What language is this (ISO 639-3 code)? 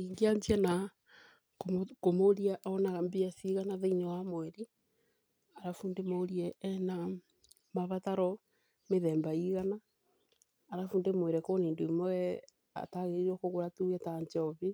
kik